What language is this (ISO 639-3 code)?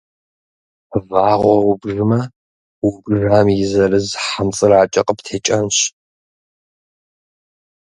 kbd